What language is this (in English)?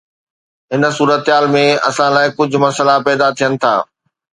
Sindhi